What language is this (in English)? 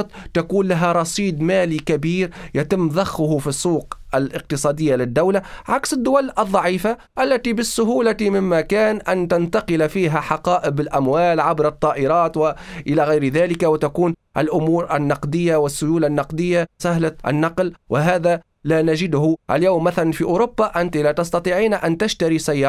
Arabic